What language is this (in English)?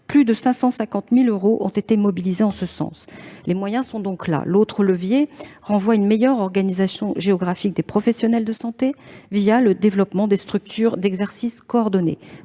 French